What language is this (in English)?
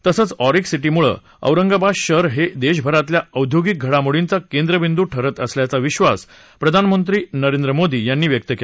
Marathi